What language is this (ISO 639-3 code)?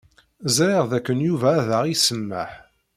kab